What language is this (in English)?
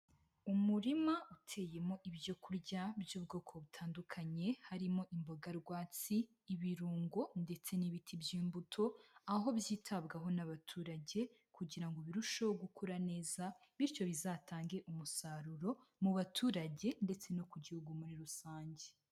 Kinyarwanda